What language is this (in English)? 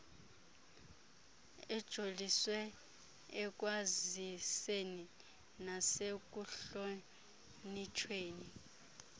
Xhosa